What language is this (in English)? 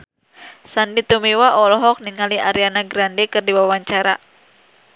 Sundanese